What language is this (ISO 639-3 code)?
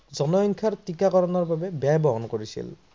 asm